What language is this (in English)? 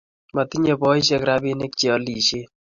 Kalenjin